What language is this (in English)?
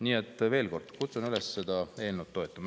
Estonian